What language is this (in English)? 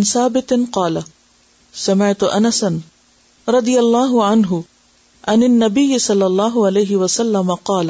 Urdu